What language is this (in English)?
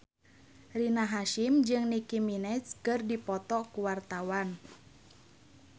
Sundanese